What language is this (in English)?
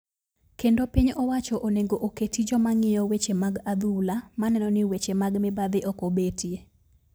Luo (Kenya and Tanzania)